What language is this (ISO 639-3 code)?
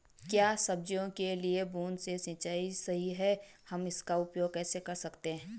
hin